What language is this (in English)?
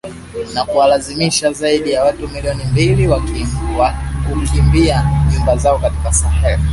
Swahili